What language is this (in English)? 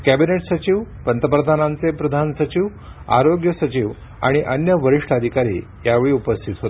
Marathi